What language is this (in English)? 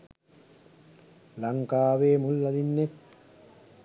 Sinhala